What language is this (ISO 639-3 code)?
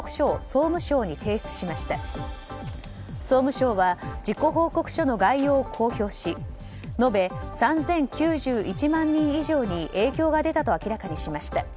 jpn